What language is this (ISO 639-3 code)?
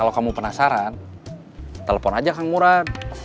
ind